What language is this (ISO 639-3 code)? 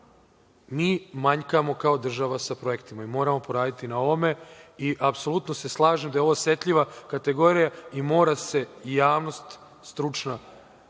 srp